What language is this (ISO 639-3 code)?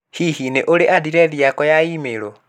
kik